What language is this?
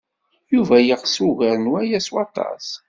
Kabyle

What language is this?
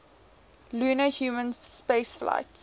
English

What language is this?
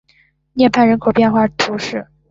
Chinese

